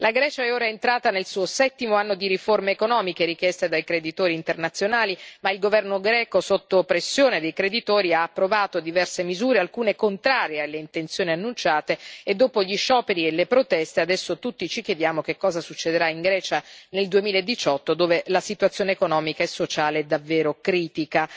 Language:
Italian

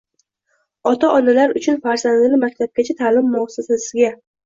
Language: Uzbek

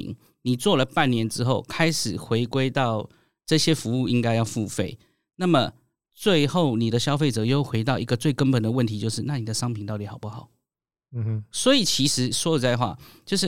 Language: Chinese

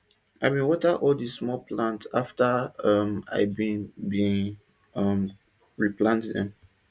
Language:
Nigerian Pidgin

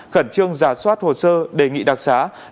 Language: Vietnamese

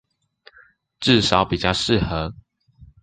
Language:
Chinese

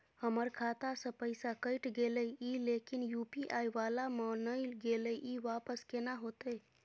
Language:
Maithili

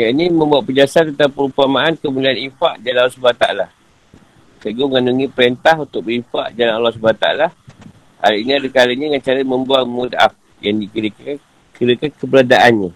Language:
Malay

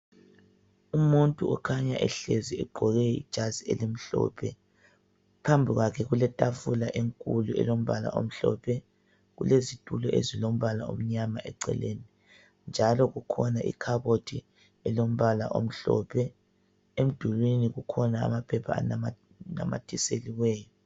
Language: North Ndebele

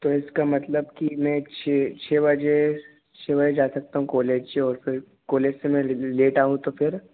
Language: Hindi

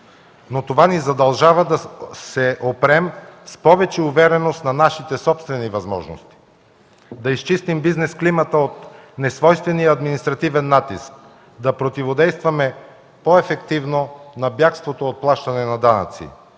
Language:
Bulgarian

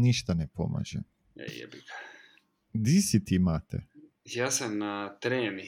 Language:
Croatian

